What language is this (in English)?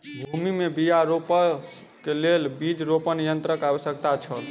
Maithili